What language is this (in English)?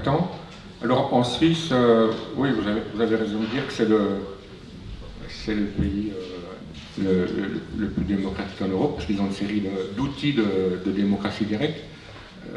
French